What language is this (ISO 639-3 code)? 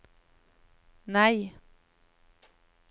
nor